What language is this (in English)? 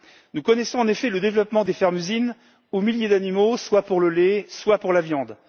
French